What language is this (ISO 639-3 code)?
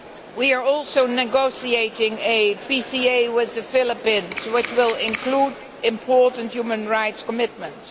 eng